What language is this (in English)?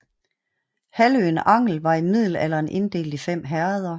Danish